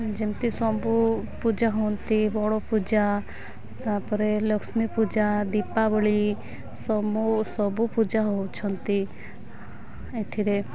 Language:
Odia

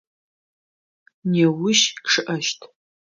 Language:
Adyghe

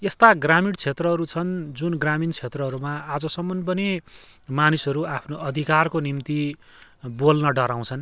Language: Nepali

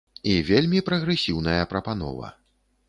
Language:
Belarusian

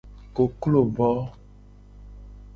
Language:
Gen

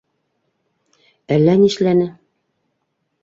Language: Bashkir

